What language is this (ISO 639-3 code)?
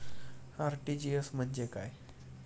mar